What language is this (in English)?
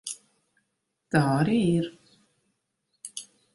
Latvian